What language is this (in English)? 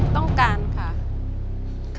Thai